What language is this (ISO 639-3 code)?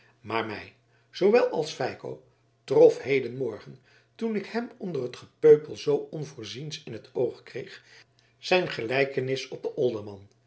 nld